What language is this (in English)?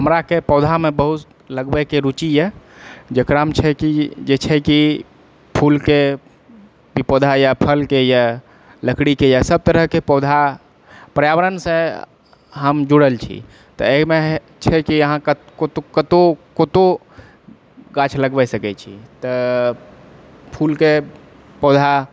Maithili